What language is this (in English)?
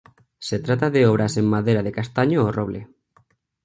Spanish